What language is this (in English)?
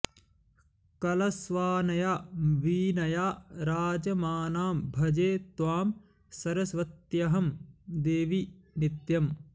Sanskrit